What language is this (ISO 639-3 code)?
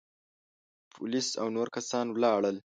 pus